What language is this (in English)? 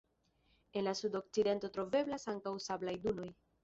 Esperanto